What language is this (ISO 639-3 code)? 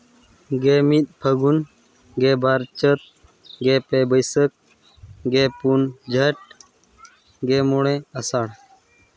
sat